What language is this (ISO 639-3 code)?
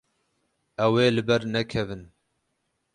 kur